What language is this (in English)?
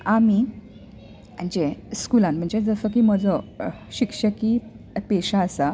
Konkani